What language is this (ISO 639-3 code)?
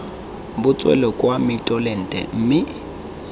tsn